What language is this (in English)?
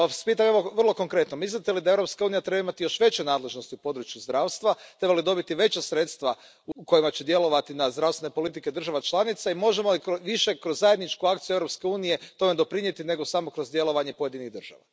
Croatian